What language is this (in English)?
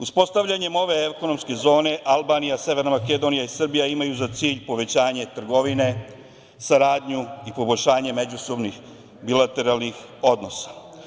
Serbian